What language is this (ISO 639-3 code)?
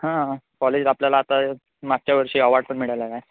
mar